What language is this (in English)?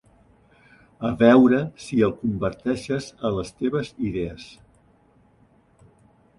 Catalan